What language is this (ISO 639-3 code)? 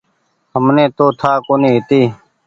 gig